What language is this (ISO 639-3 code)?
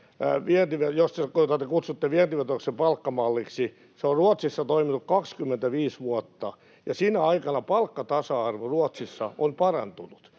fin